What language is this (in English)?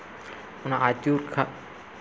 Santali